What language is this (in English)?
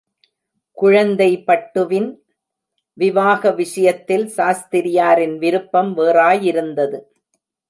Tamil